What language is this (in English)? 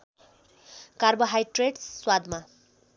Nepali